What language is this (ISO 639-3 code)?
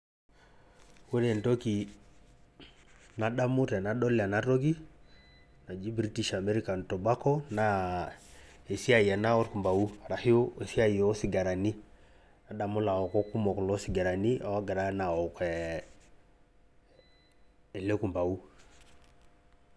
mas